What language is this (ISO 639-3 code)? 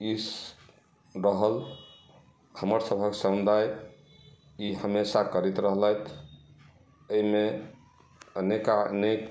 mai